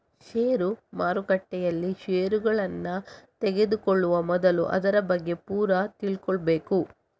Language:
Kannada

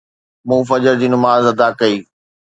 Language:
Sindhi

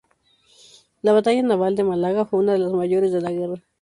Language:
Spanish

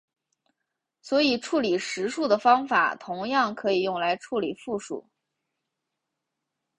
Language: Chinese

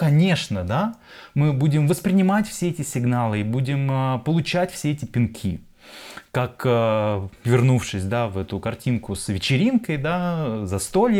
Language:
Russian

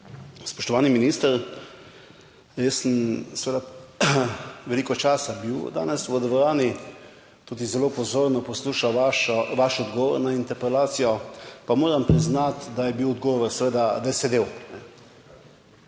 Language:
Slovenian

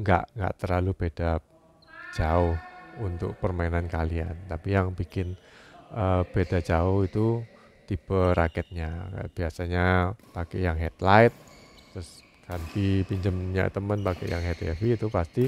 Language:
Indonesian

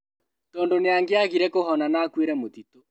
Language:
Kikuyu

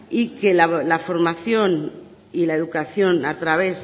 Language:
Spanish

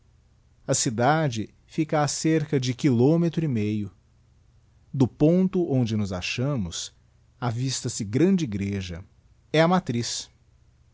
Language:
Portuguese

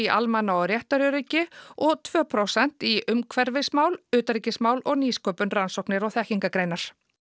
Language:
Icelandic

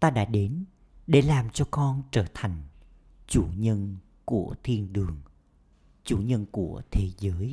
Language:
Vietnamese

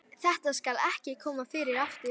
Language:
Icelandic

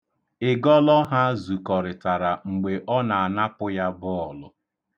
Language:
Igbo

